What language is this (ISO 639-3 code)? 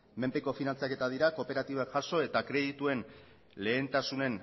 eus